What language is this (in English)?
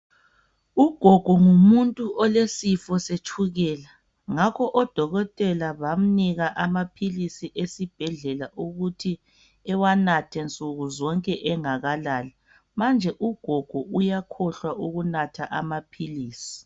North Ndebele